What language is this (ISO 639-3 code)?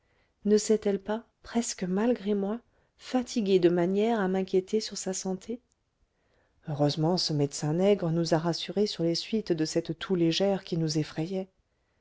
fra